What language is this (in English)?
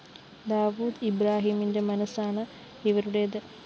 Malayalam